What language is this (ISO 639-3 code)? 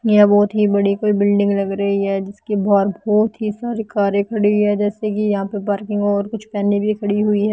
hin